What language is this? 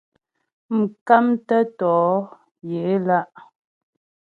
Ghomala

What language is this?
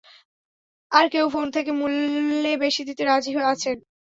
Bangla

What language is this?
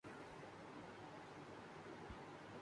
Urdu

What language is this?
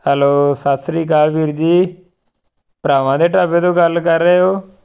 Punjabi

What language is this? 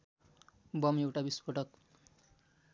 Nepali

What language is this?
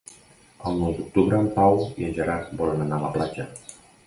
Catalan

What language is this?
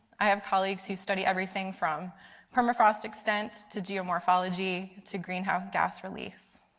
English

